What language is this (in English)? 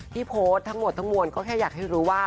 Thai